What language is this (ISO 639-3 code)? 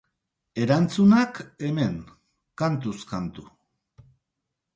eus